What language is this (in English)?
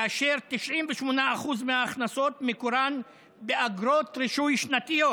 Hebrew